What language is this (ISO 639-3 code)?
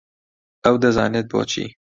ckb